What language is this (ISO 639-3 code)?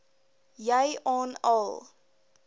afr